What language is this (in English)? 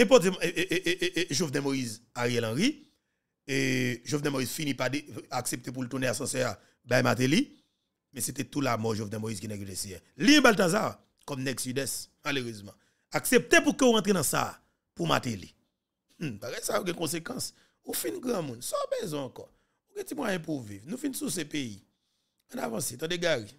French